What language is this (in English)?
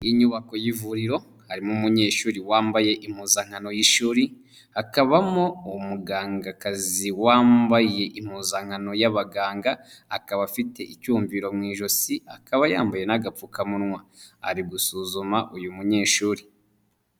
Kinyarwanda